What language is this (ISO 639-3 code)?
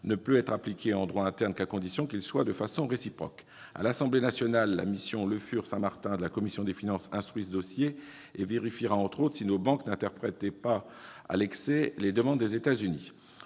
fra